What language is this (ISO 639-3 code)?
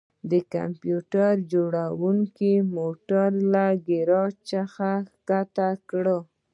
pus